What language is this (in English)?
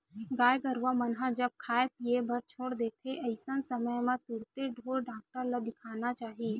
Chhattisgarhi